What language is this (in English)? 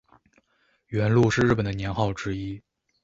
Chinese